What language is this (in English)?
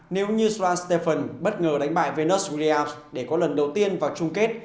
Vietnamese